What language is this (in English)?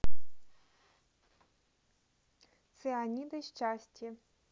Russian